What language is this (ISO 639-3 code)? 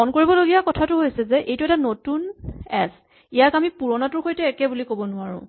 asm